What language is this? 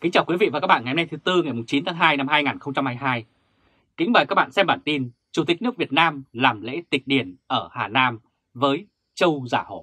Vietnamese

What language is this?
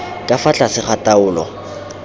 Tswana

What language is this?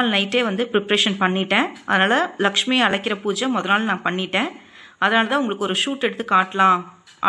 Tamil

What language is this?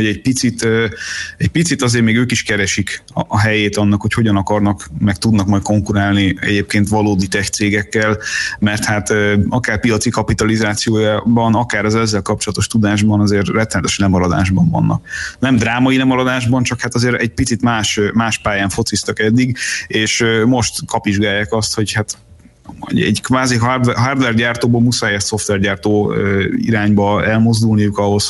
Hungarian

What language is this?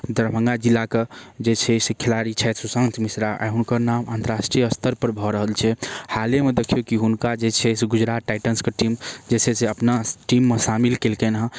Maithili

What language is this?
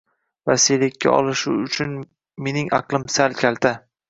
Uzbek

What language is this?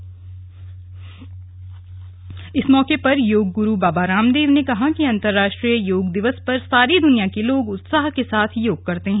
Hindi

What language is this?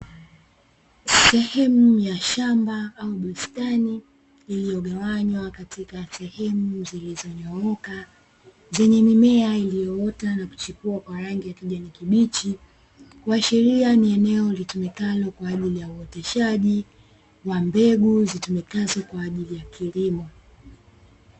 Swahili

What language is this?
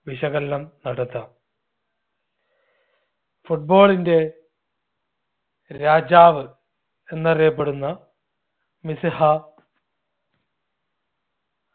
Malayalam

